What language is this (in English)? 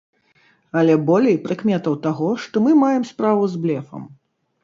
Belarusian